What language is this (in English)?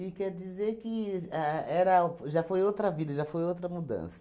Portuguese